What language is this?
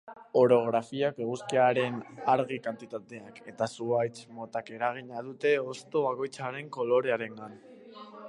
Basque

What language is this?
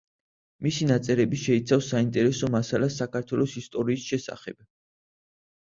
Georgian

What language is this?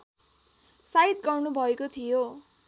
Nepali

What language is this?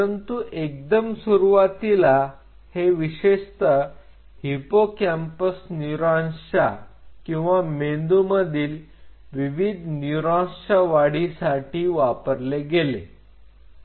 Marathi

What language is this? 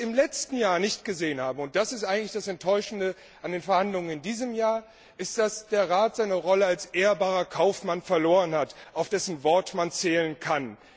German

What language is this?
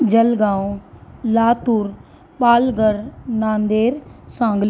Sindhi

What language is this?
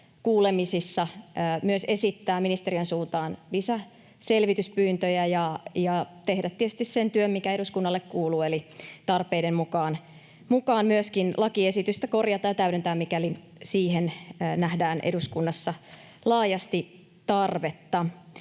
Finnish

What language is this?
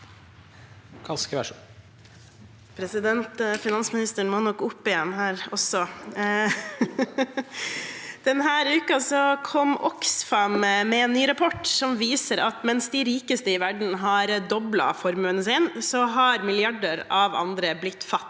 Norwegian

